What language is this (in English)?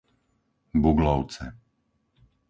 Slovak